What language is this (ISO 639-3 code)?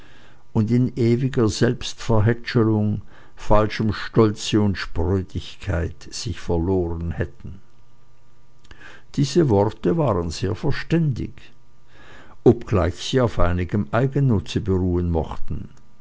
deu